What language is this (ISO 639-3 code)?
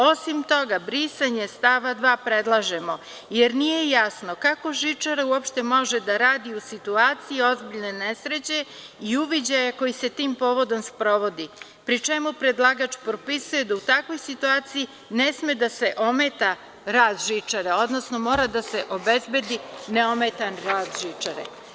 srp